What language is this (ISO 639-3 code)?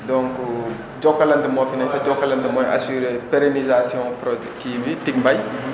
wol